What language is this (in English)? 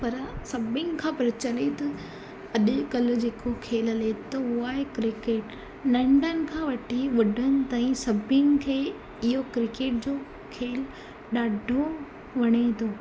Sindhi